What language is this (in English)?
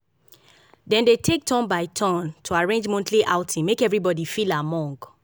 Nigerian Pidgin